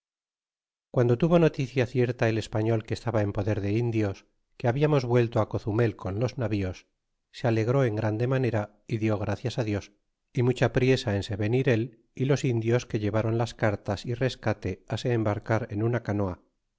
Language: Spanish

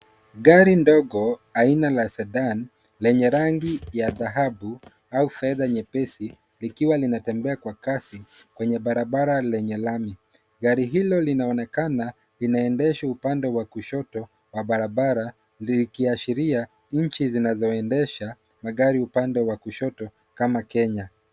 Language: Swahili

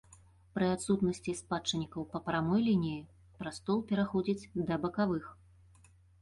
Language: Belarusian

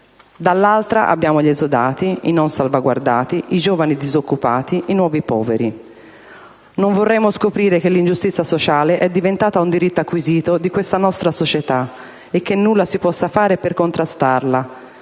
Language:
Italian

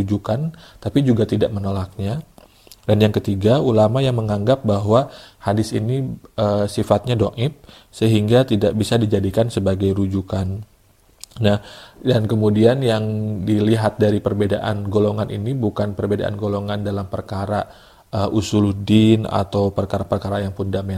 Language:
Indonesian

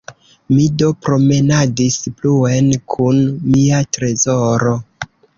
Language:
Esperanto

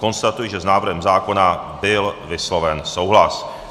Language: Czech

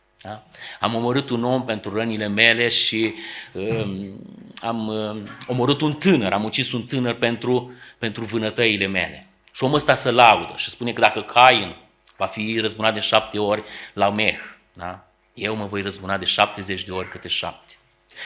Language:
Romanian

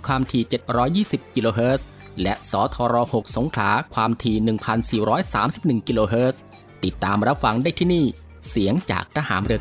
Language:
Thai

